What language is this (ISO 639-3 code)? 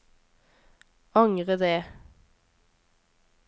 nor